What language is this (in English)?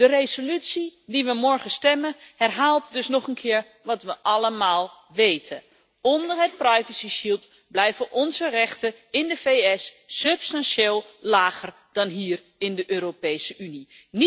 Dutch